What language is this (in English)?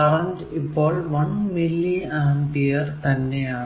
Malayalam